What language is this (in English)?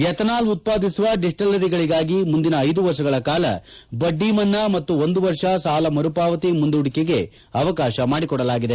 Kannada